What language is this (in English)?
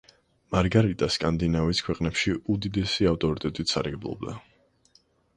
Georgian